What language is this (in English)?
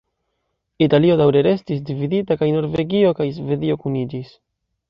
Esperanto